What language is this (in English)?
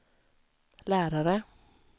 Swedish